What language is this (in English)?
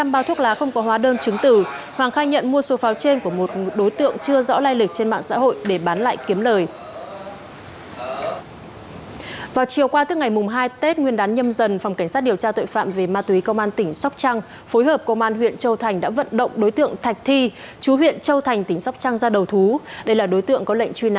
Vietnamese